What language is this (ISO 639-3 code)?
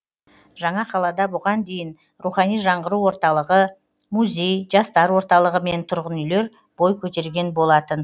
kaz